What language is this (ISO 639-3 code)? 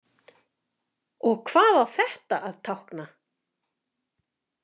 isl